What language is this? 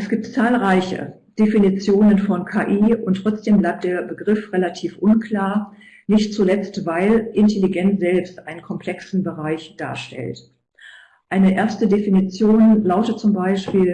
German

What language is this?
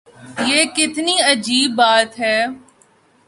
Urdu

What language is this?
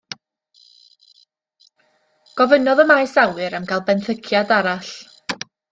Welsh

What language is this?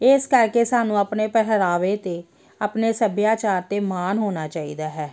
Punjabi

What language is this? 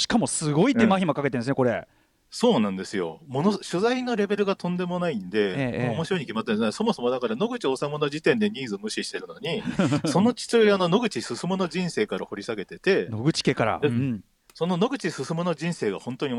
Japanese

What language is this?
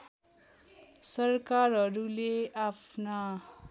Nepali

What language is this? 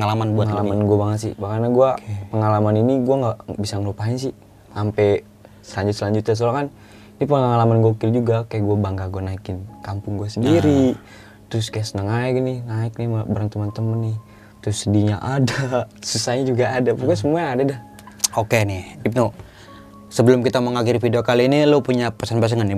Indonesian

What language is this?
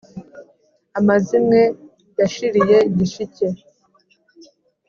Kinyarwanda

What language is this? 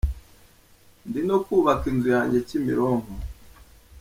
Kinyarwanda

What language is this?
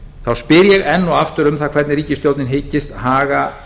Icelandic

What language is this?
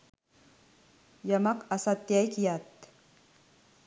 Sinhala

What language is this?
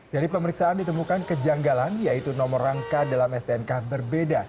Indonesian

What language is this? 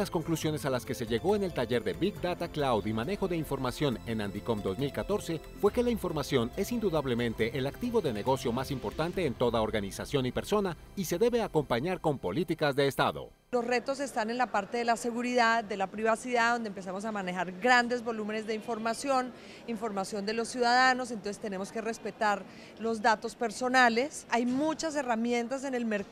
Spanish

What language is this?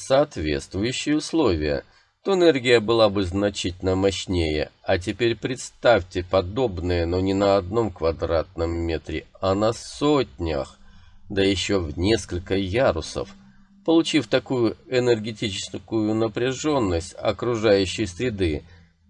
Russian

